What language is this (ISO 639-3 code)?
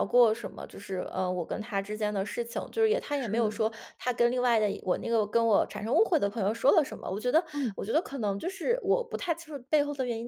zho